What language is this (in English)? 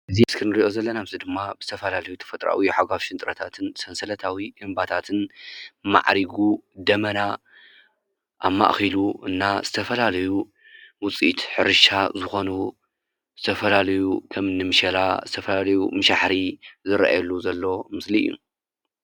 Tigrinya